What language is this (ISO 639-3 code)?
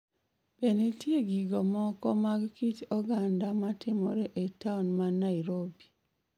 luo